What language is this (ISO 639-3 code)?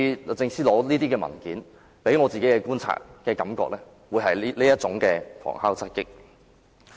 yue